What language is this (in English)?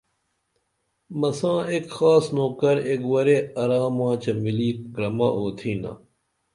Dameli